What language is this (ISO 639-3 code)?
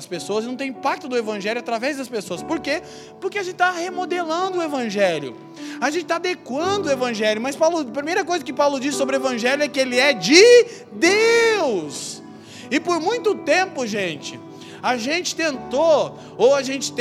por